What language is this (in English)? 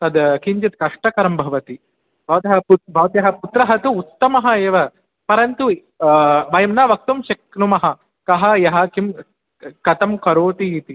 Sanskrit